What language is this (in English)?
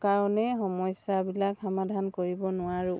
Assamese